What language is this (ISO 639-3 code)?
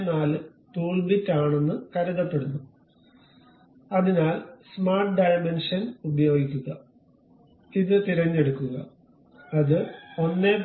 mal